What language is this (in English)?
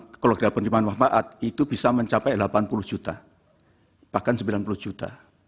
Indonesian